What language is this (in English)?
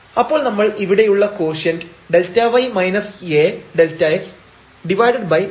Malayalam